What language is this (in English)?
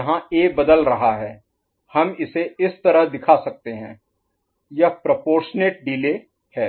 Hindi